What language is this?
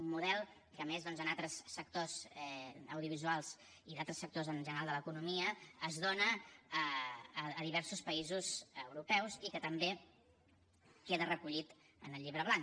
Catalan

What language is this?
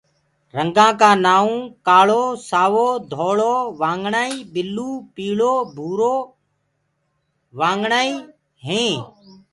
Gurgula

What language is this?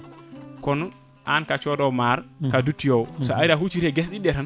Fula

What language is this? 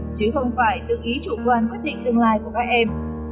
Vietnamese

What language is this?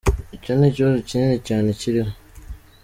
Kinyarwanda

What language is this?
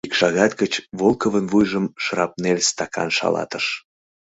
Mari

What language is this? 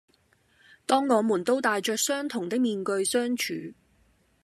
Cantonese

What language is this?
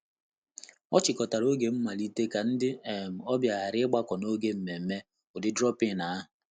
Igbo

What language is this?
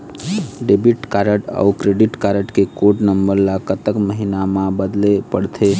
Chhattisgarhi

